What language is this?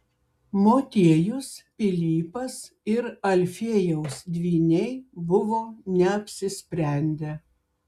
Lithuanian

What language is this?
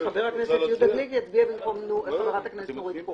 Hebrew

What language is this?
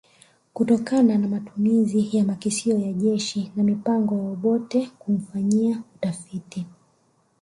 Swahili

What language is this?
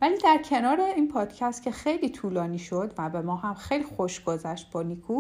Persian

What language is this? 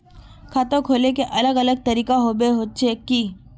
Magahi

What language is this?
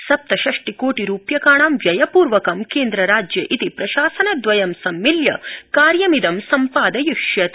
Sanskrit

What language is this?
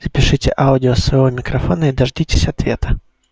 Russian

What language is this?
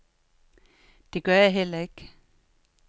Danish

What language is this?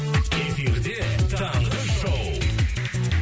Kazakh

